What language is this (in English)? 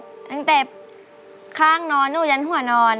Thai